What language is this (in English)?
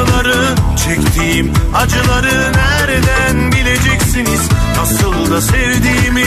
Turkish